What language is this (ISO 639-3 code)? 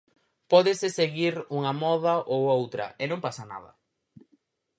glg